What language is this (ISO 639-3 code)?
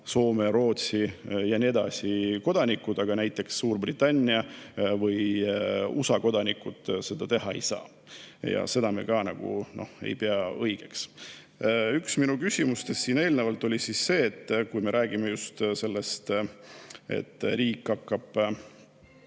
est